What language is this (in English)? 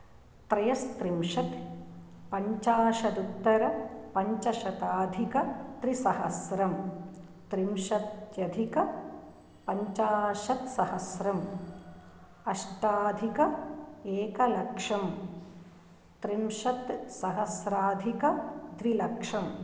Sanskrit